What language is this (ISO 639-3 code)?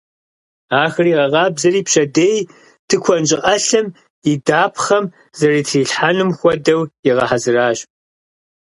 kbd